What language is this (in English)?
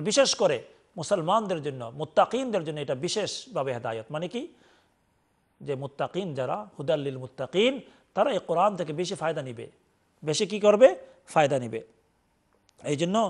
Arabic